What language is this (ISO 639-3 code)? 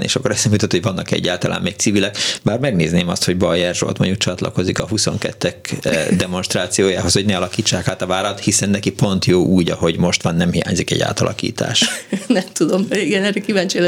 hun